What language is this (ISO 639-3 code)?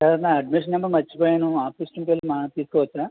tel